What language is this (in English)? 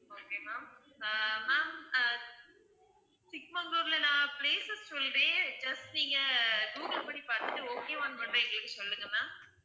Tamil